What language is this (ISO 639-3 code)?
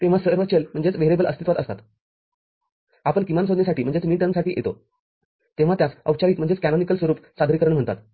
mar